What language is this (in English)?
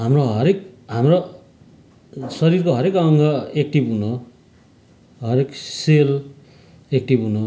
Nepali